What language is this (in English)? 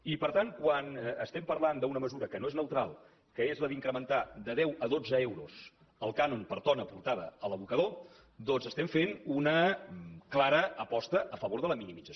Catalan